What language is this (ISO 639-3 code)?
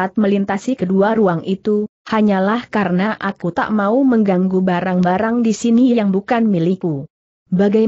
ind